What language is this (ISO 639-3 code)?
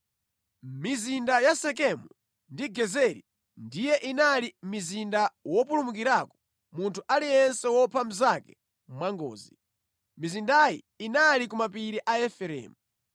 nya